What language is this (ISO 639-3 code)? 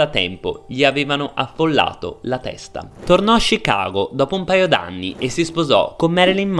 ita